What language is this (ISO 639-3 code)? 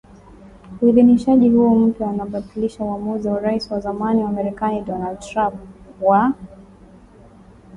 swa